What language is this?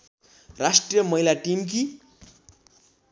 Nepali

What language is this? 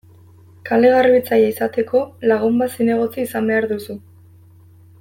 Basque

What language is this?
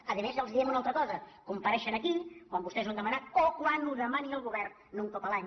Catalan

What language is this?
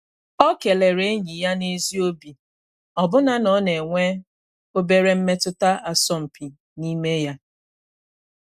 Igbo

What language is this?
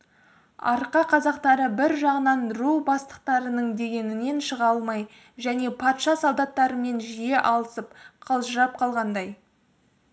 Kazakh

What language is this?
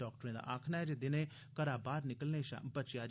Dogri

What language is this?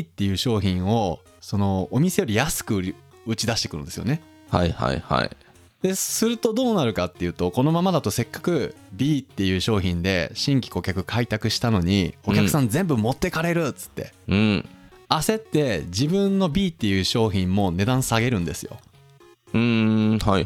Japanese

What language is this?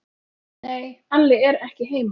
Icelandic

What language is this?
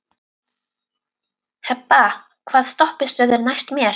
Icelandic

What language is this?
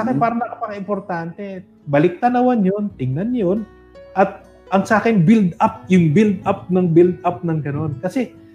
Filipino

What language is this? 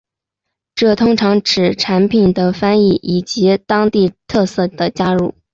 Chinese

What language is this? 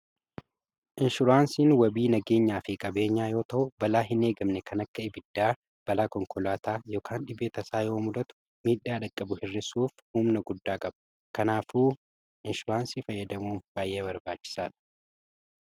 Oromo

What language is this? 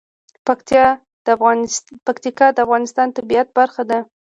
Pashto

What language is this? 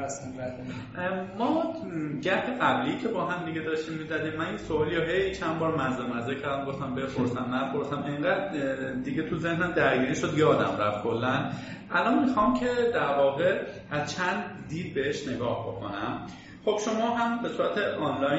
Persian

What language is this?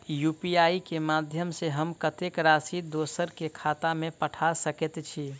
Maithili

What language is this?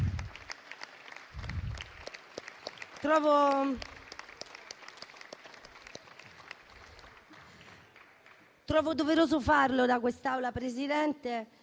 Italian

